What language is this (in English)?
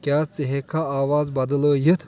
Kashmiri